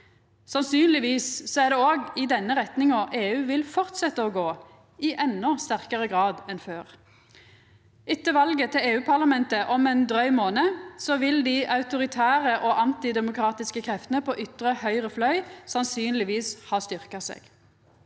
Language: Norwegian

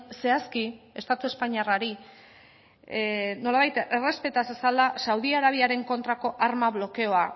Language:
Basque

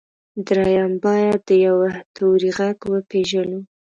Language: Pashto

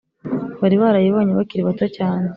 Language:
Kinyarwanda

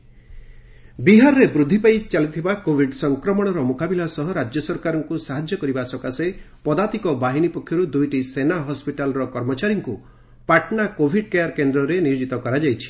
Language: Odia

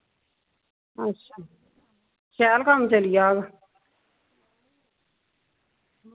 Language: Dogri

